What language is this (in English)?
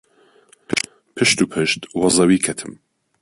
Central Kurdish